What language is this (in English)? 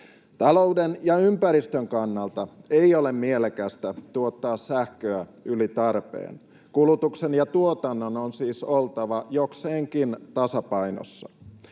Finnish